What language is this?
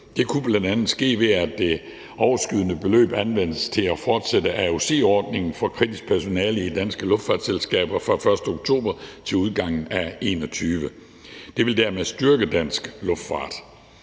Danish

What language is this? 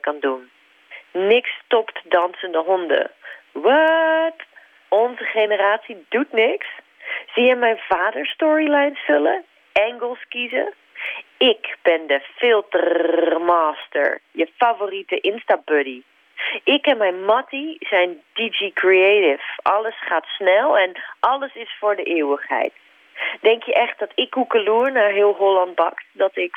Dutch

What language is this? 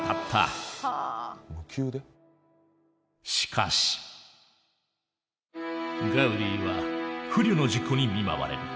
Japanese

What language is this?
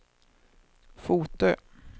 Swedish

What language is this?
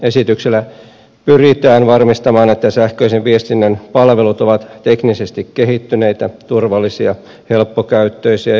Finnish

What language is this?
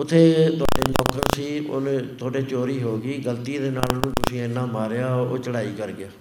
Punjabi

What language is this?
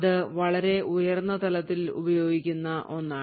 Malayalam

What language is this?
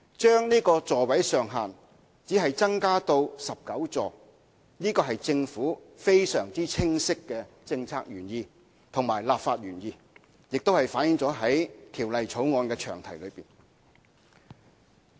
Cantonese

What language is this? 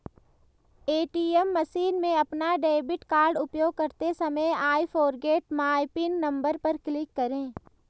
Hindi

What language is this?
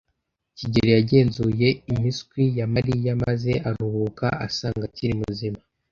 Kinyarwanda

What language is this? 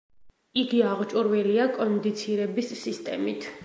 Georgian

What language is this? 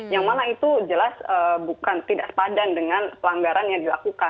Indonesian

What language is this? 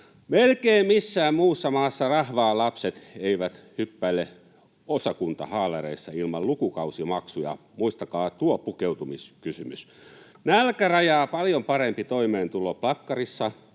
Finnish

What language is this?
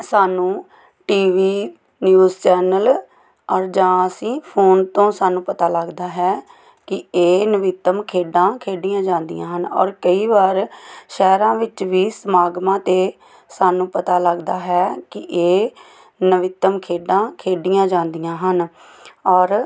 Punjabi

